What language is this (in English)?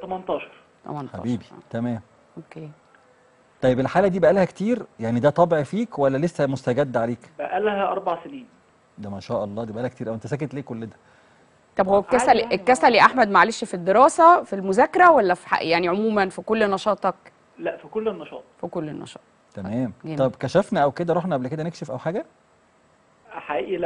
Arabic